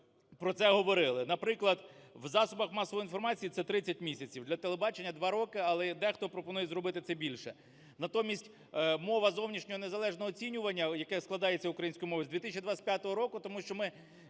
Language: Ukrainian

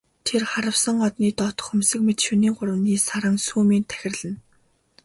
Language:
Mongolian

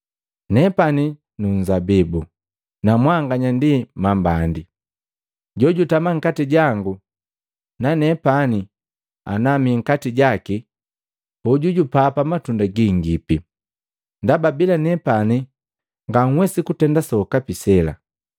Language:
Matengo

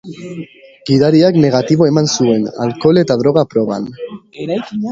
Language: Basque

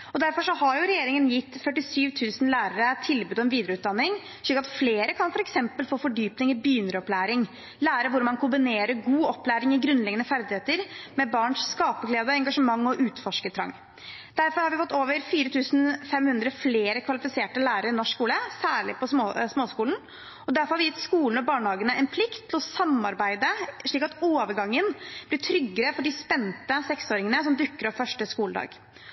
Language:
Norwegian Bokmål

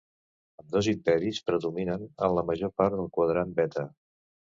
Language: Catalan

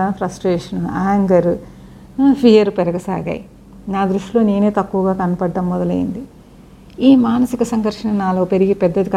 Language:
Telugu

